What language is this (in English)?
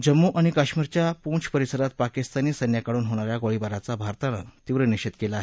Marathi